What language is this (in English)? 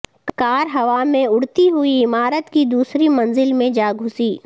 Urdu